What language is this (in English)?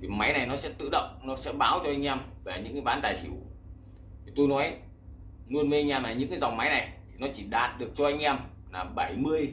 Vietnamese